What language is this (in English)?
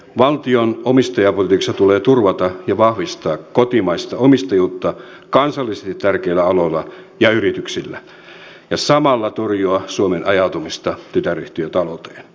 Finnish